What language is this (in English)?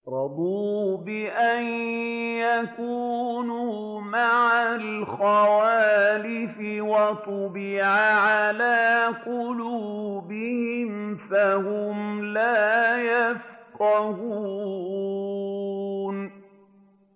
Arabic